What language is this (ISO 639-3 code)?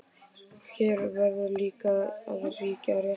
isl